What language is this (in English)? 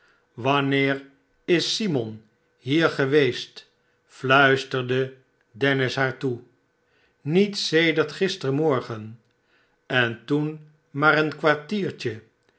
Dutch